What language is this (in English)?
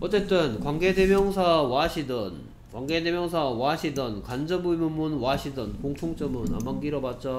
Korean